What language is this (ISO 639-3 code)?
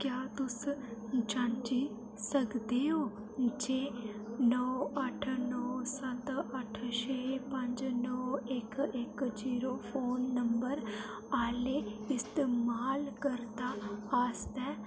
doi